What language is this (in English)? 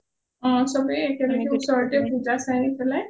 Assamese